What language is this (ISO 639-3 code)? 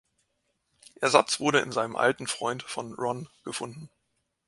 deu